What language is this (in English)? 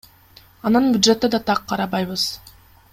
Kyrgyz